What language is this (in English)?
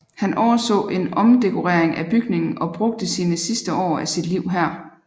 Danish